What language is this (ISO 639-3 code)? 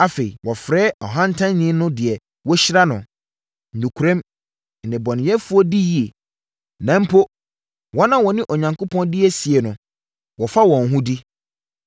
aka